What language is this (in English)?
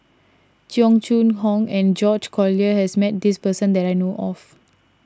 English